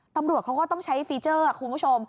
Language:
Thai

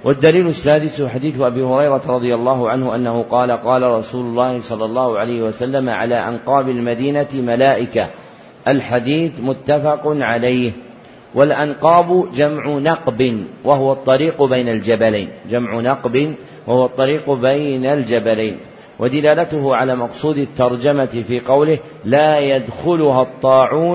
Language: Arabic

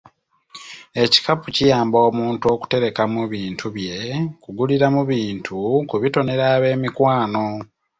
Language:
Ganda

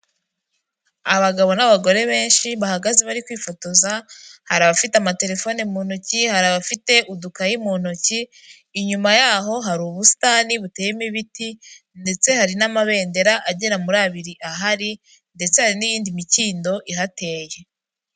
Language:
Kinyarwanda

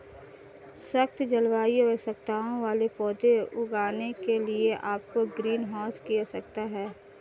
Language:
Hindi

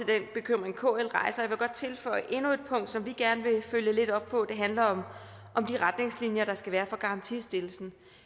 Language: Danish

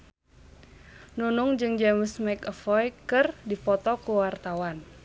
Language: Sundanese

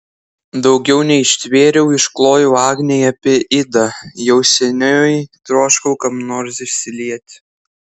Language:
Lithuanian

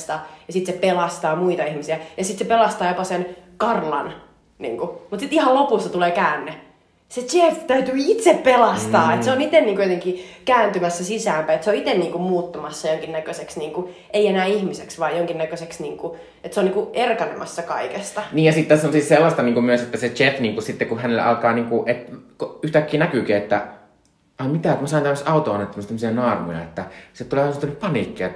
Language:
Finnish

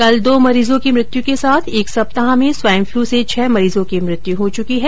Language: Hindi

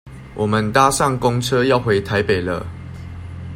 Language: Chinese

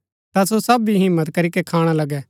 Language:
Gaddi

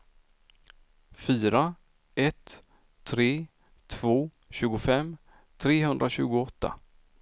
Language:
Swedish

